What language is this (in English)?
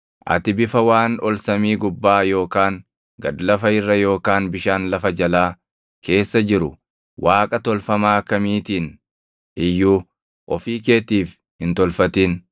Oromo